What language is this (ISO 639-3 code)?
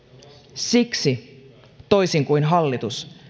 fin